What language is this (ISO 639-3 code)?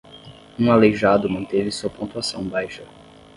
por